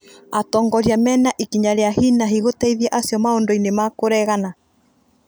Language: Kikuyu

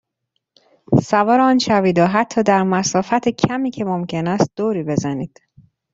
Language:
Persian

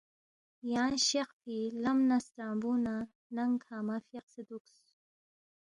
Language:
Balti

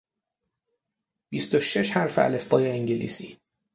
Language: Persian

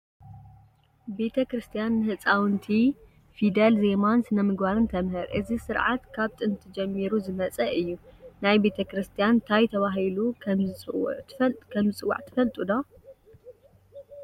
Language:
Tigrinya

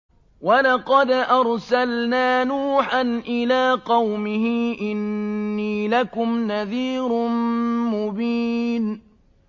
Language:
Arabic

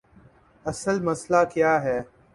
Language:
Urdu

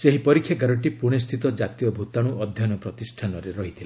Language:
Odia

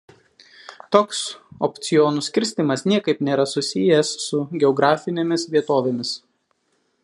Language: Lithuanian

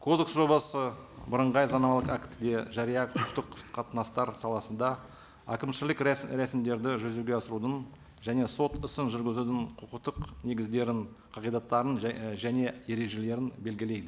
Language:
Kazakh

